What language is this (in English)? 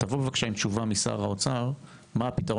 Hebrew